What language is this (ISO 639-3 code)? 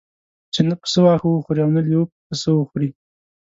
pus